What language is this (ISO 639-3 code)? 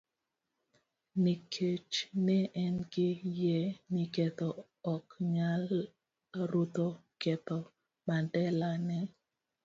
luo